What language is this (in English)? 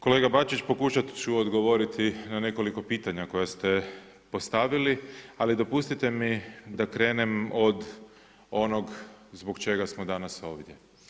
Croatian